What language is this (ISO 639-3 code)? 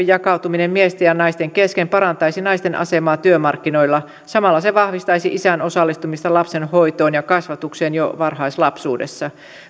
fin